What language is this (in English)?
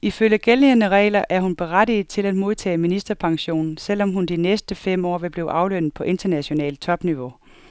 Danish